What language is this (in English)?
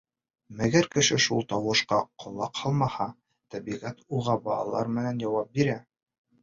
Bashkir